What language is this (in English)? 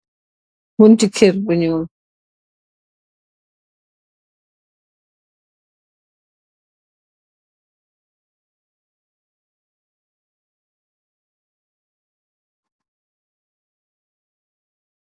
Wolof